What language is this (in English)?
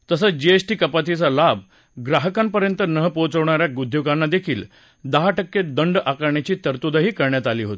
Marathi